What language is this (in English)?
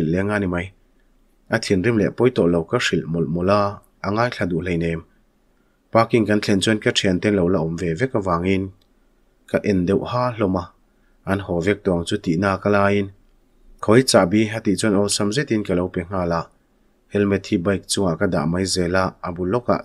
Thai